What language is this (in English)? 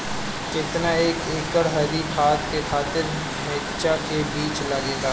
Bhojpuri